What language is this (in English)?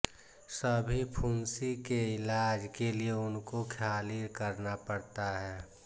Hindi